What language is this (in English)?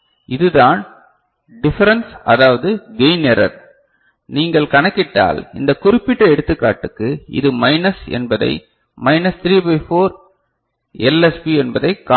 Tamil